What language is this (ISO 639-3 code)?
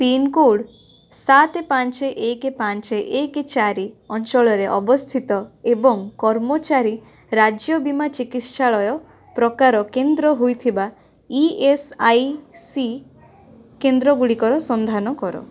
ori